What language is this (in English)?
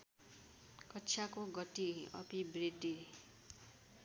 Nepali